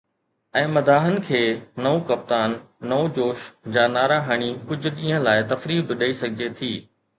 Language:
Sindhi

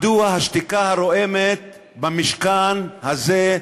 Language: Hebrew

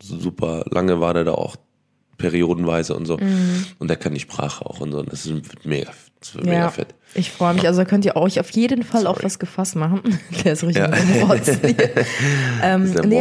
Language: German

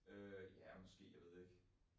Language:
Danish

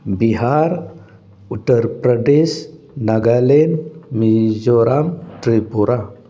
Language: Manipuri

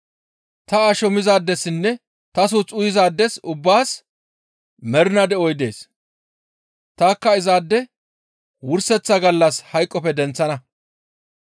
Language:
Gamo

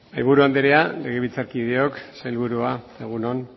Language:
Basque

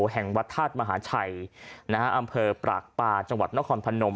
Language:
Thai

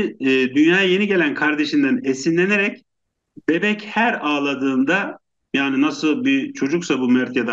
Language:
Turkish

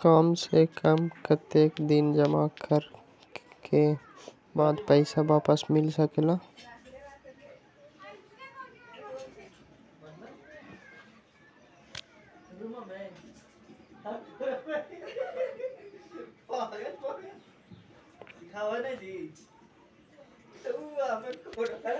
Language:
Magahi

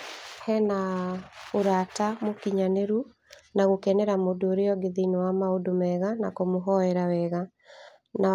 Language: Kikuyu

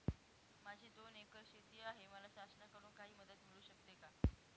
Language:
Marathi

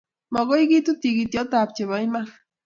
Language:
Kalenjin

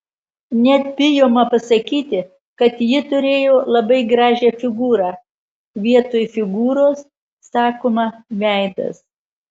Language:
Lithuanian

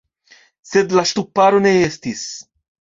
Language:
Esperanto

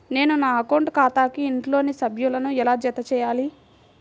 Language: Telugu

